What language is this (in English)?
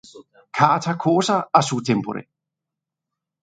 Interlingua